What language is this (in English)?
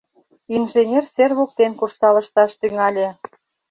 Mari